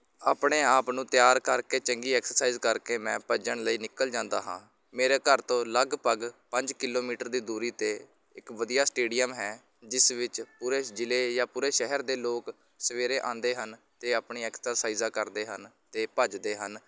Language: Punjabi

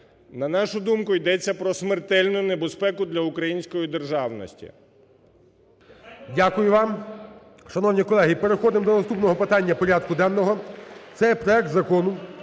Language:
Ukrainian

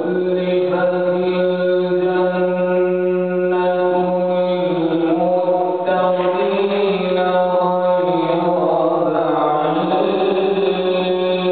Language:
Arabic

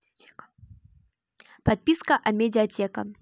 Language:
Russian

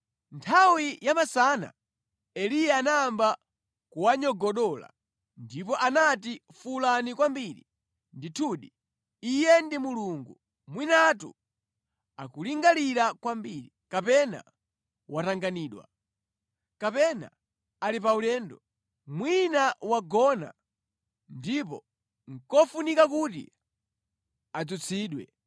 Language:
Nyanja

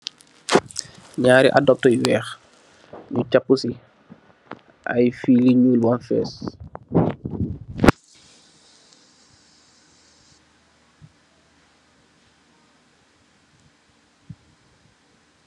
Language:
Wolof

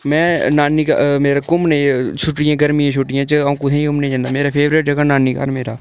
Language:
Dogri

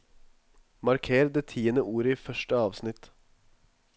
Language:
Norwegian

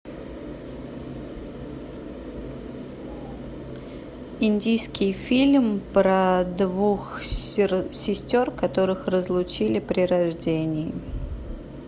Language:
Russian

